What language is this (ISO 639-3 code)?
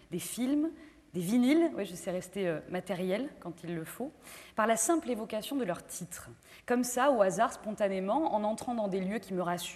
fra